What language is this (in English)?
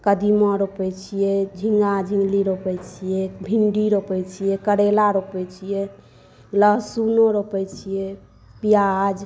Maithili